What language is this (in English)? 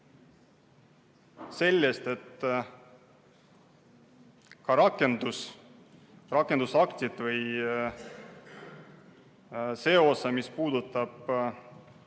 Estonian